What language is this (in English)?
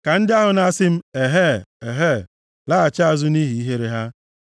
Igbo